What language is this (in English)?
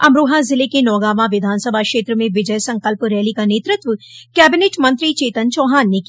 Hindi